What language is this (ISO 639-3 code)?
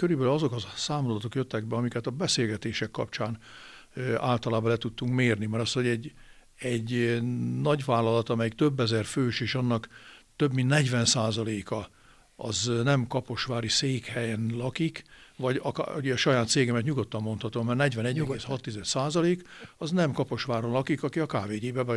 hun